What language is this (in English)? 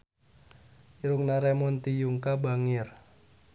Sundanese